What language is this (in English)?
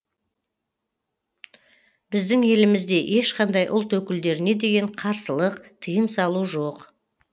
Kazakh